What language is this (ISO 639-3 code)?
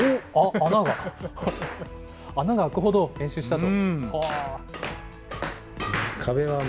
jpn